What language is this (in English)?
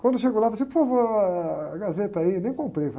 Portuguese